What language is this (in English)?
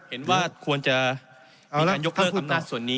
Thai